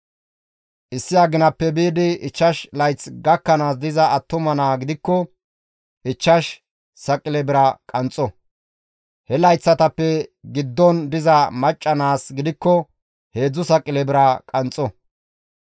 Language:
Gamo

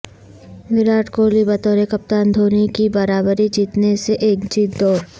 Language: Urdu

